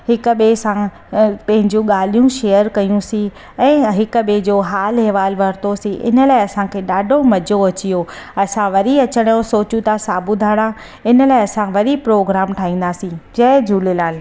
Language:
Sindhi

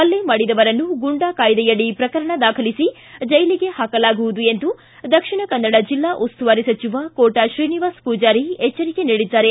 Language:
Kannada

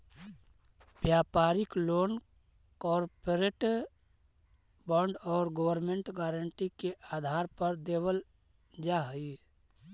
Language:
Magahi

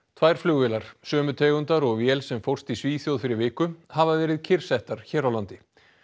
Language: Icelandic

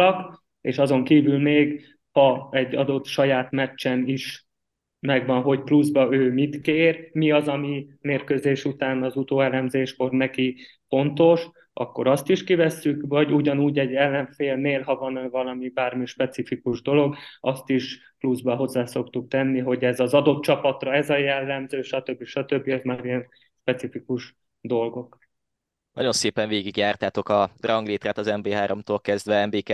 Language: Hungarian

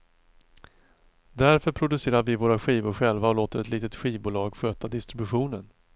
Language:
Swedish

